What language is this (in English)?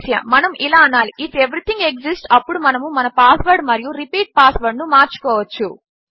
Telugu